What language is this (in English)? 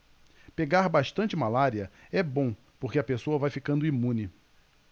Portuguese